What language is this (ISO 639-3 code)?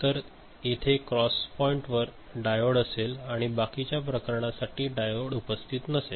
mar